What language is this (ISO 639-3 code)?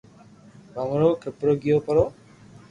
lrk